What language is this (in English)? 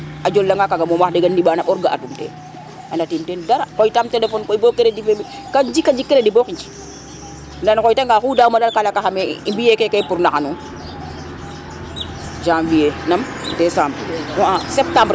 Serer